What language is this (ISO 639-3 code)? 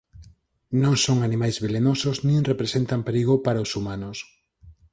glg